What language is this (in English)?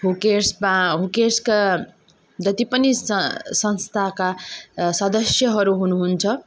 Nepali